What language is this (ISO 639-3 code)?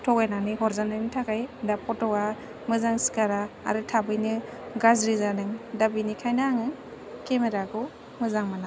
brx